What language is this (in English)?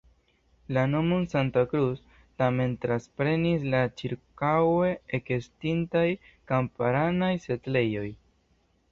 Esperanto